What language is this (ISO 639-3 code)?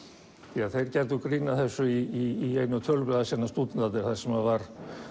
isl